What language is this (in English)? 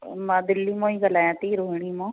Sindhi